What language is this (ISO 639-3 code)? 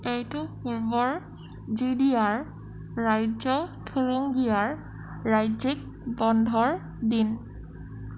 asm